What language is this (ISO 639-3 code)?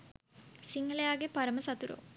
sin